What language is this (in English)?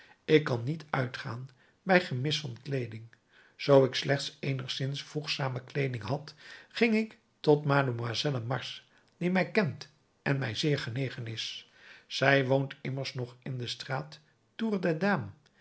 Dutch